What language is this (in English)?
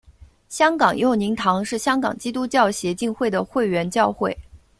Chinese